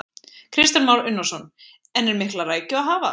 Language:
Icelandic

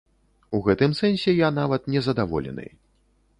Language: Belarusian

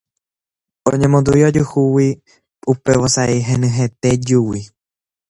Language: Guarani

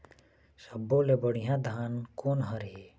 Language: Chhattisgarhi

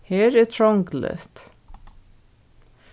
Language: Faroese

